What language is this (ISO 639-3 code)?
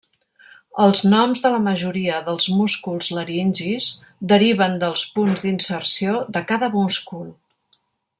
cat